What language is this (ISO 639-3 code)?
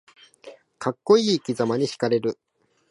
jpn